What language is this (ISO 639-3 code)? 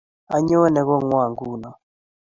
kln